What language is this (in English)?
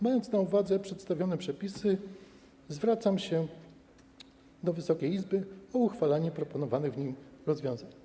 Polish